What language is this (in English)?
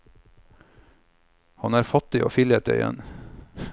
Norwegian